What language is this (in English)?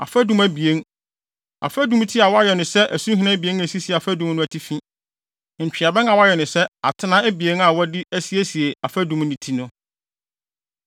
Akan